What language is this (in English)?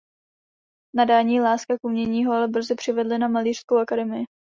Czech